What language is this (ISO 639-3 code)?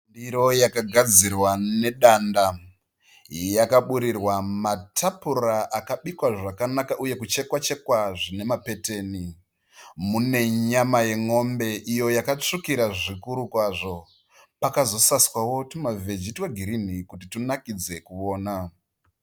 sna